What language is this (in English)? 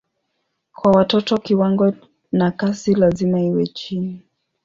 Swahili